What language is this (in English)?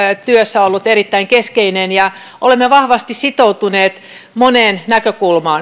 Finnish